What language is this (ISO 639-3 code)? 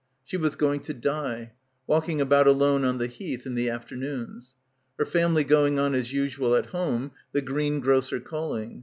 eng